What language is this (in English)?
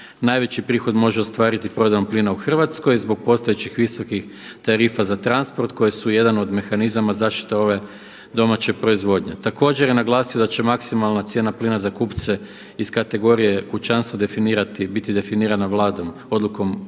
Croatian